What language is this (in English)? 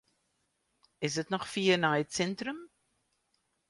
Western Frisian